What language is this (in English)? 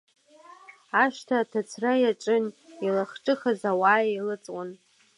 Abkhazian